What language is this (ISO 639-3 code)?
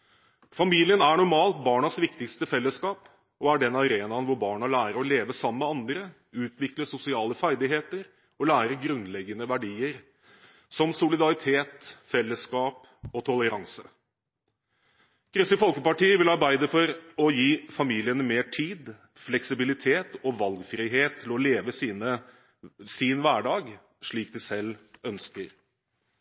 nob